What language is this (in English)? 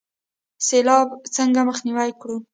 Pashto